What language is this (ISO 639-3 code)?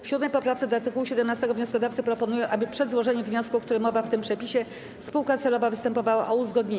pol